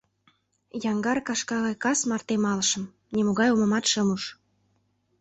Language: Mari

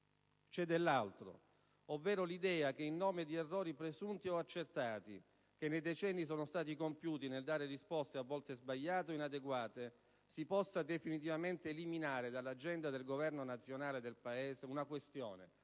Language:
Italian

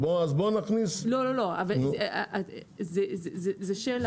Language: Hebrew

